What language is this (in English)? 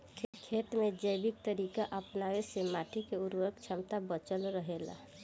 Bhojpuri